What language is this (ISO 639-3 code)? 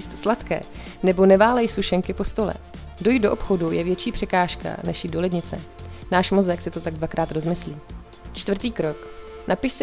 ces